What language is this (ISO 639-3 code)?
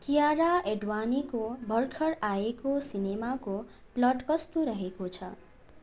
nep